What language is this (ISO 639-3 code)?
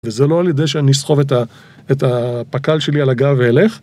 heb